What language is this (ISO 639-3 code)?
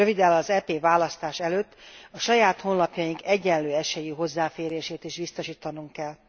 hun